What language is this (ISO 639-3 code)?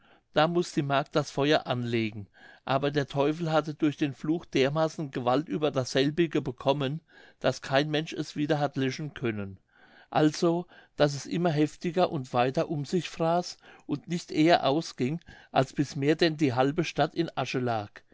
deu